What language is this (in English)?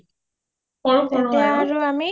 Assamese